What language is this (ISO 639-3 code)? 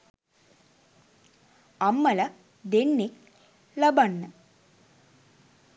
sin